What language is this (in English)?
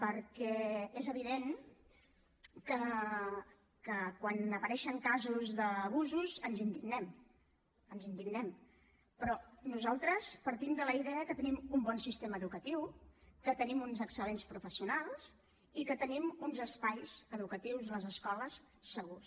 Catalan